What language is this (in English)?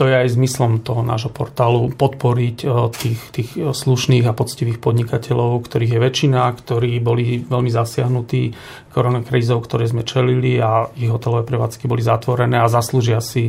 Slovak